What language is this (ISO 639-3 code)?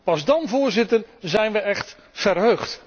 nld